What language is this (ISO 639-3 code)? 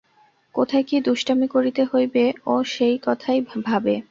ben